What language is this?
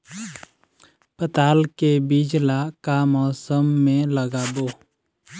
Chhattisgarhi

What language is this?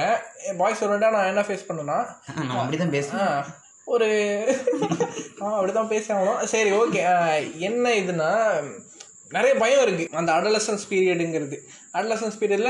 Tamil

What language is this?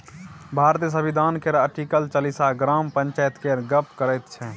Maithili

